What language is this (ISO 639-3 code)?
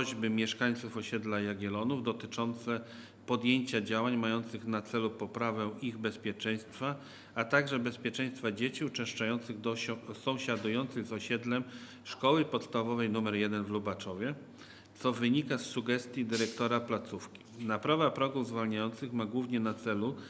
pol